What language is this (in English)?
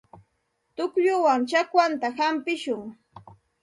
Santa Ana de Tusi Pasco Quechua